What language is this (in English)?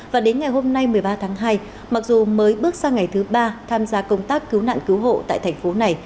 Vietnamese